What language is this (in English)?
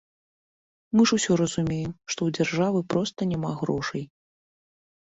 Belarusian